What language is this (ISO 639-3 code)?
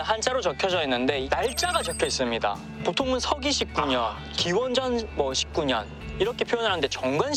kor